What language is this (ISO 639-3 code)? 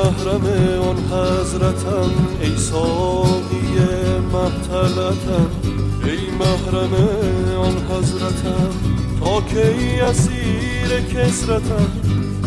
fas